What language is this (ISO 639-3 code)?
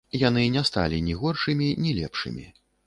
bel